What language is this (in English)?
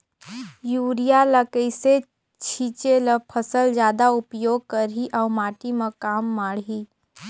Chhattisgarhi